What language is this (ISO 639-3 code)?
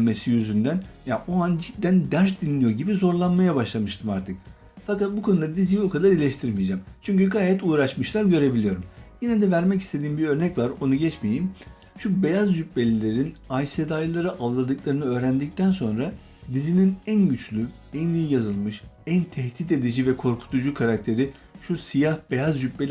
tur